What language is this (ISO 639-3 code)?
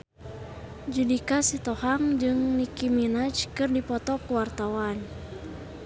sun